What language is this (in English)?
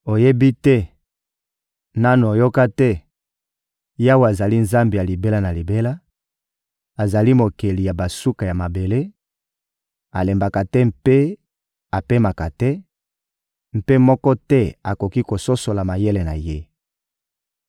Lingala